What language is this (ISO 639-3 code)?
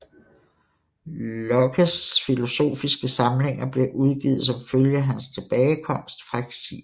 dan